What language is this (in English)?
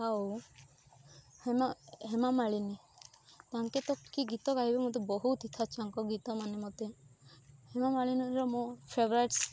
Odia